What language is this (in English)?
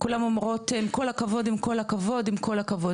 Hebrew